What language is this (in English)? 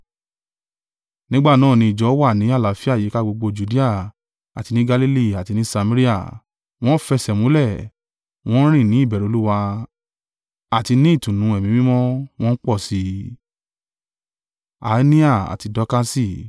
Yoruba